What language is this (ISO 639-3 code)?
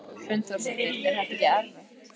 isl